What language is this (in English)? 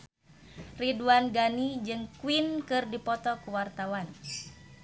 Sundanese